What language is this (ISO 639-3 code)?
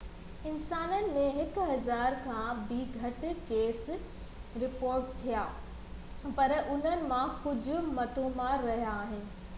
snd